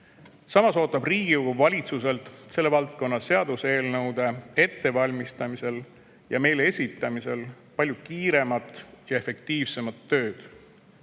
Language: Estonian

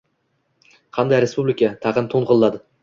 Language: Uzbek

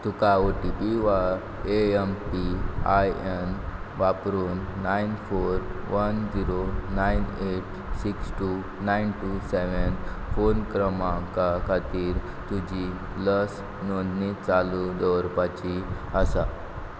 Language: Konkani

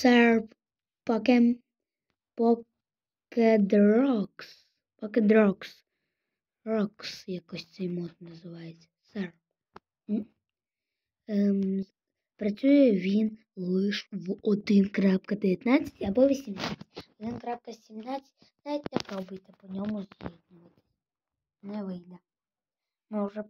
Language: Russian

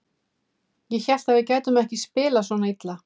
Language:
Icelandic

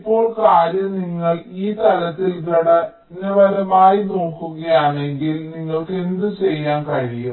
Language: Malayalam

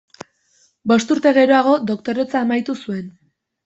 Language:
Basque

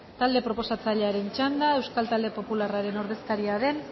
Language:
Basque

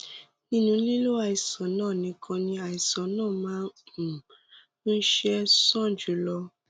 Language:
Yoruba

